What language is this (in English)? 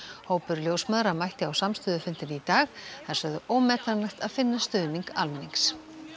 Icelandic